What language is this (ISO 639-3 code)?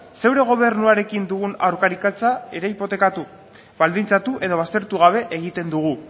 eus